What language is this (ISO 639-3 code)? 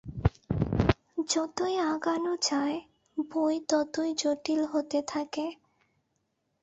ben